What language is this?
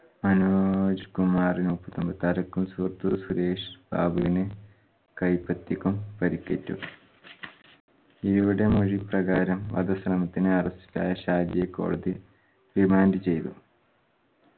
Malayalam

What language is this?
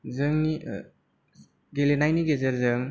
Bodo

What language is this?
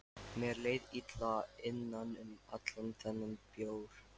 Icelandic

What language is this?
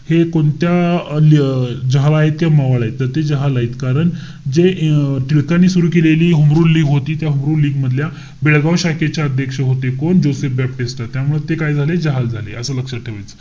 Marathi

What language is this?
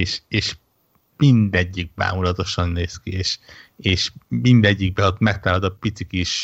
Hungarian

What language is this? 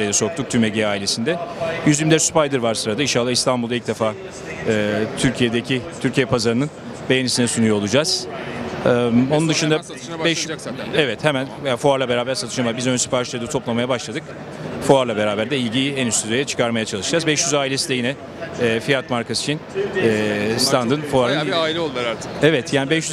Turkish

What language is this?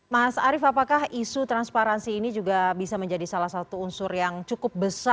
Indonesian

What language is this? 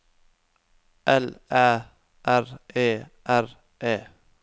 Norwegian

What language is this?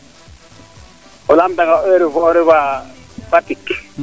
Serer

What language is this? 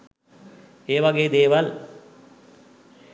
Sinhala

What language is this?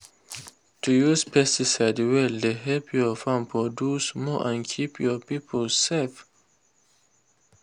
Nigerian Pidgin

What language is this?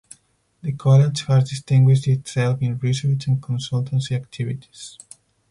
English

